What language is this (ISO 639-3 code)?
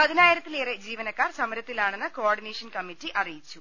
mal